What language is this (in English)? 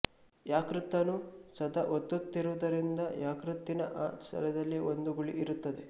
Kannada